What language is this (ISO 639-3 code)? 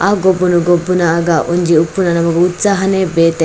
tcy